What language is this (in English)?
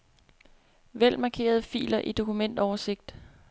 Danish